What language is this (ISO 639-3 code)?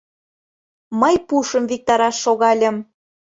chm